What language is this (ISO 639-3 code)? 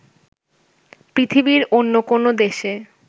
ben